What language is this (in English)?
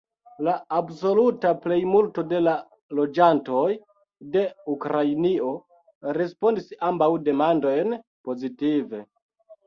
Esperanto